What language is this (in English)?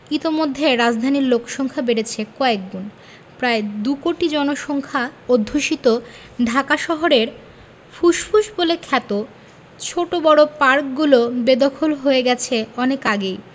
Bangla